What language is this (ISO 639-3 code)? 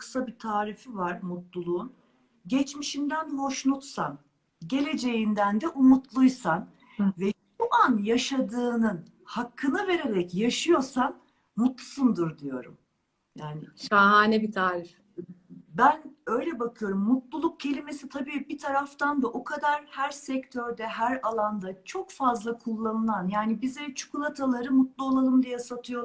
tur